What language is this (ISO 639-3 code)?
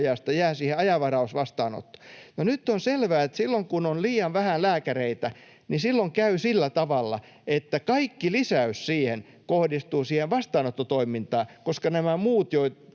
fin